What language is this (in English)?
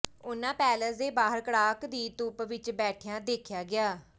Punjabi